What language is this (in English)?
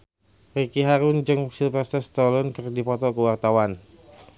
Sundanese